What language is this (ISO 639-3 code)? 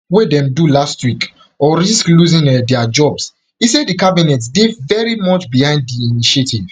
pcm